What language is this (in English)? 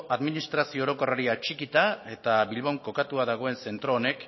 Basque